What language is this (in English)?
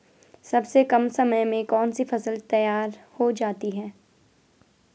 Hindi